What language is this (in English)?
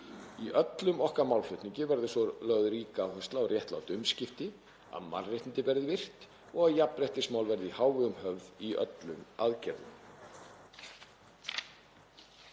Icelandic